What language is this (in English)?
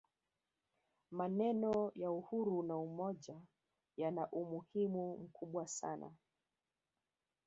Swahili